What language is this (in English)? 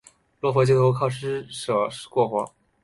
Chinese